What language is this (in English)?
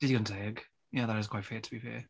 Welsh